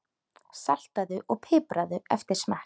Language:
Icelandic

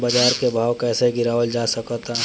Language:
Bhojpuri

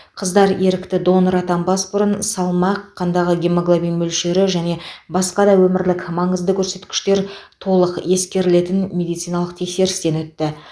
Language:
Kazakh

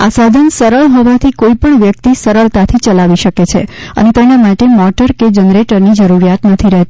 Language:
Gujarati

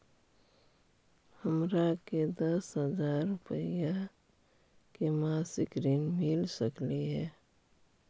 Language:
Magahi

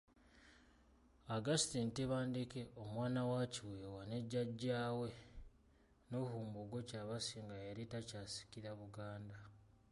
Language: Ganda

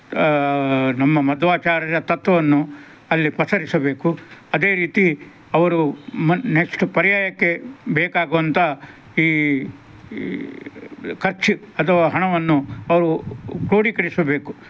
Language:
Kannada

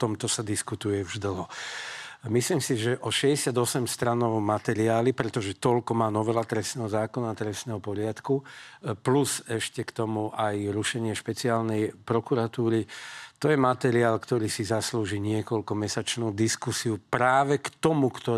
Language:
Slovak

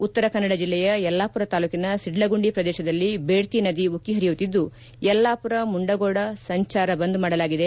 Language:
Kannada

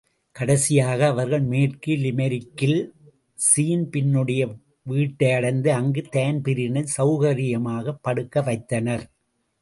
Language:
Tamil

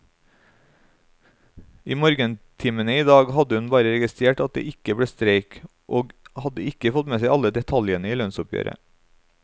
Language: Norwegian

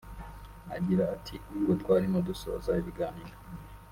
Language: Kinyarwanda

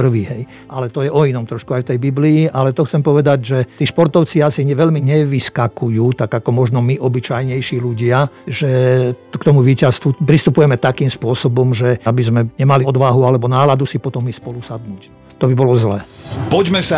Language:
Slovak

